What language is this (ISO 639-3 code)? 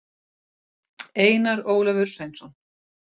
isl